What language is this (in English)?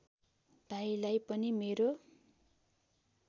Nepali